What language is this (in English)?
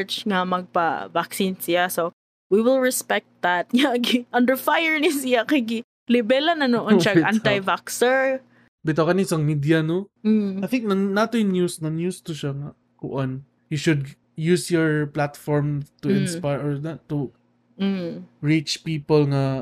Filipino